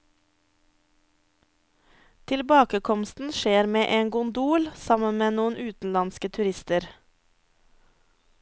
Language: Norwegian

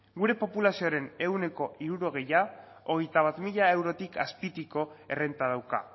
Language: Basque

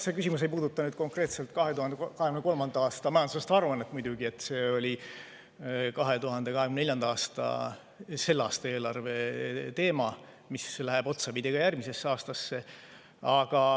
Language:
Estonian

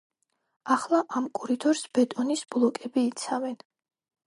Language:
Georgian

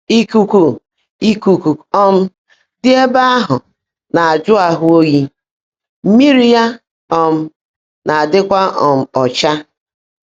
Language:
Igbo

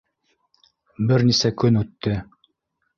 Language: Bashkir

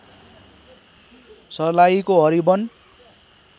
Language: Nepali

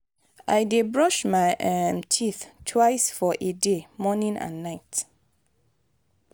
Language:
Nigerian Pidgin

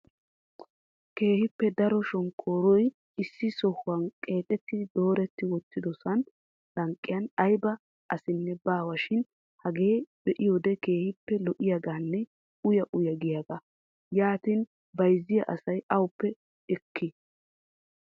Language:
Wolaytta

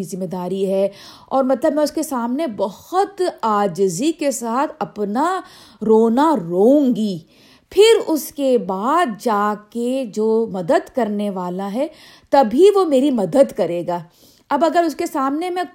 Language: Urdu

